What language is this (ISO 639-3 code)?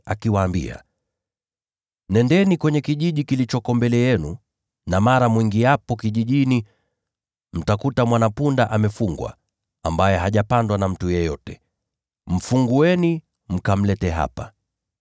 swa